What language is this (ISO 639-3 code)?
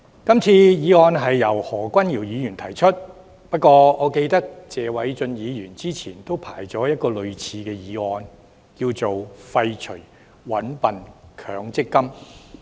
yue